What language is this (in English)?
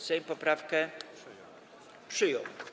Polish